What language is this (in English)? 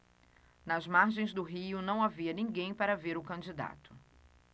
Portuguese